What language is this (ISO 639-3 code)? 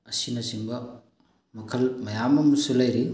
mni